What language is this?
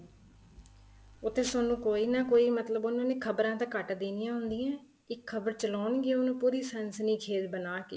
Punjabi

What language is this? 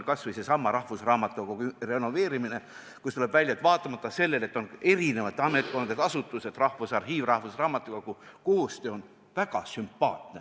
Estonian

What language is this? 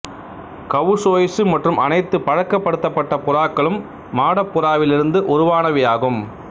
Tamil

